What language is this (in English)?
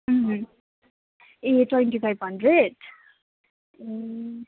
Nepali